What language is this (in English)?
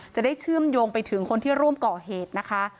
Thai